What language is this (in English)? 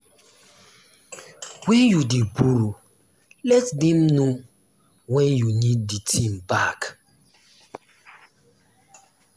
Nigerian Pidgin